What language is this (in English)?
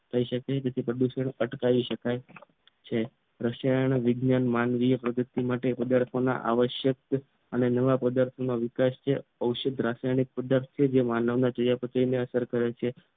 Gujarati